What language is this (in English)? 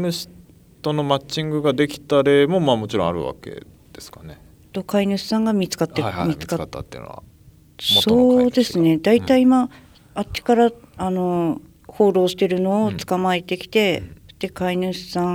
Japanese